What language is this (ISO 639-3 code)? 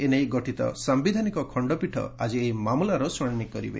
ori